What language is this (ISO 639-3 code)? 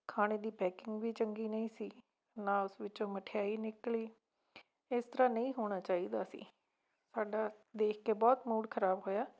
pan